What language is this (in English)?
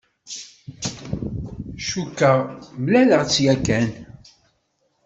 Kabyle